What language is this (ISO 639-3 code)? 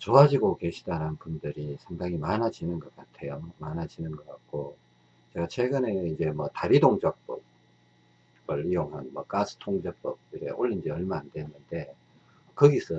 kor